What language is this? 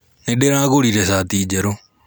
Kikuyu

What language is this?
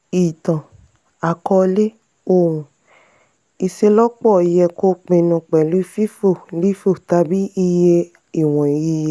Yoruba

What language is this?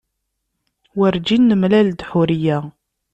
Kabyle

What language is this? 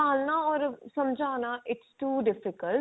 Punjabi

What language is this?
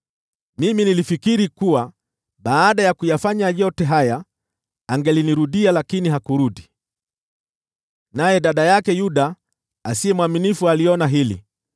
Swahili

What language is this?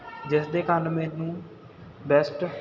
Punjabi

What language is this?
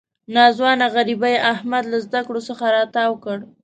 Pashto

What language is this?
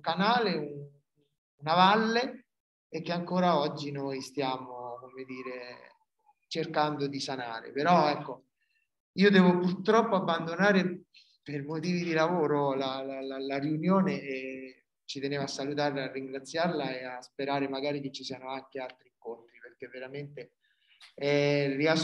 Italian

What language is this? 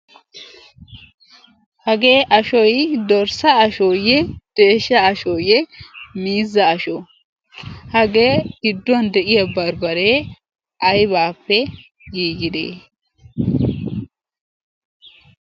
Wolaytta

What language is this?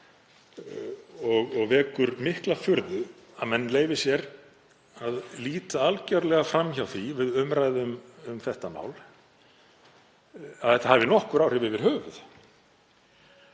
Icelandic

